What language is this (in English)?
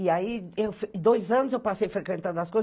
Portuguese